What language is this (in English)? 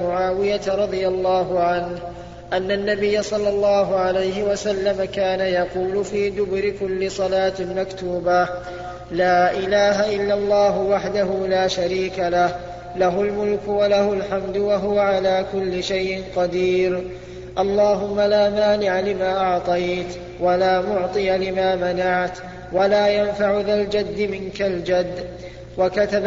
Arabic